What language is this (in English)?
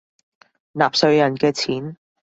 Cantonese